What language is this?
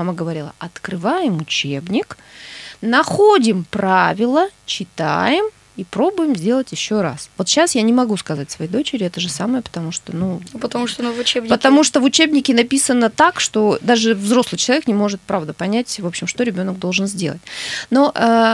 Russian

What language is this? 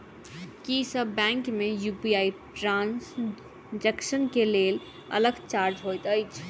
Maithili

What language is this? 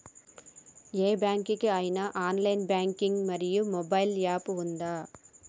Telugu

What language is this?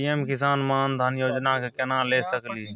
Maithili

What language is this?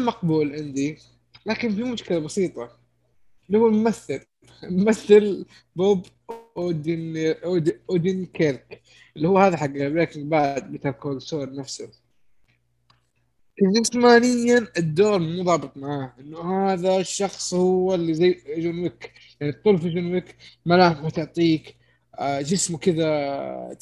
Arabic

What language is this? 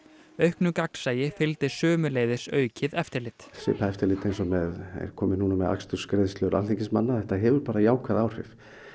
Icelandic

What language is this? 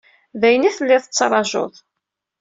Kabyle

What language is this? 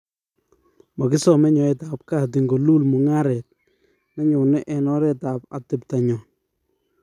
Kalenjin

